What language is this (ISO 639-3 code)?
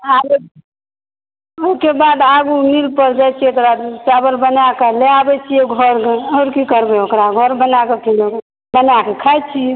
mai